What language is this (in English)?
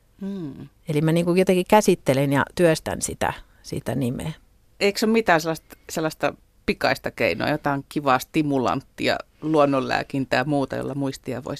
Finnish